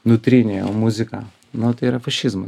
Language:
Lithuanian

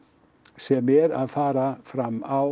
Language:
Icelandic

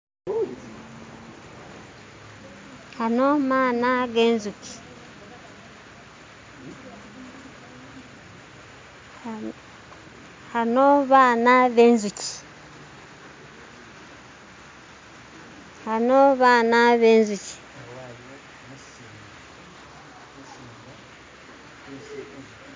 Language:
Masaaba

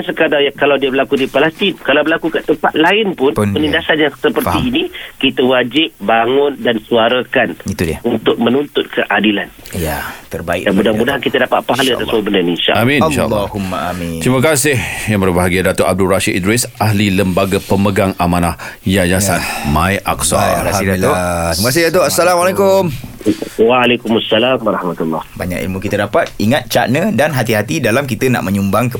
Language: Malay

